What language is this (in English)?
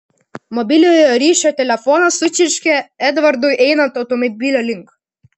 Lithuanian